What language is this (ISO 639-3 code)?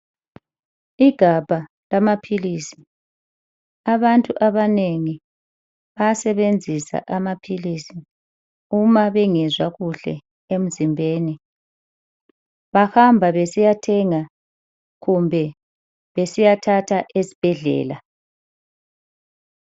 nde